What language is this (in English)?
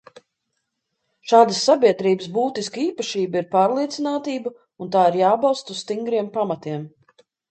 Latvian